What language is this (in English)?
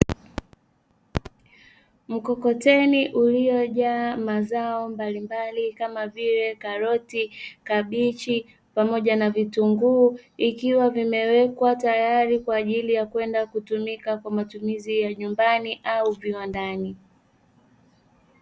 Swahili